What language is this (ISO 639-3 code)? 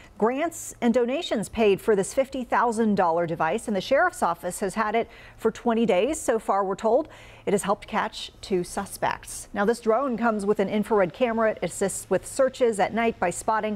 eng